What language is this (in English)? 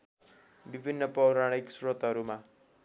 Nepali